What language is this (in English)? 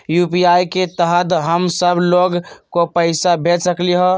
Magahi